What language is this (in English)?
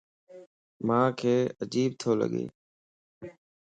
Lasi